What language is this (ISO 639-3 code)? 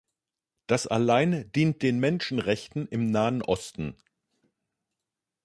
deu